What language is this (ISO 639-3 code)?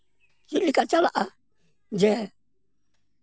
sat